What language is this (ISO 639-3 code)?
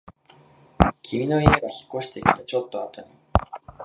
jpn